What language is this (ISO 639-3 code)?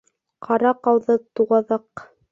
bak